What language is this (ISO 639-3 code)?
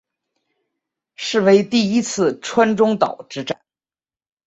zho